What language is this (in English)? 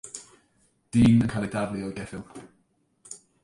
Welsh